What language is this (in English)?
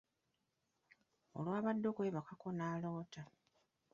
Ganda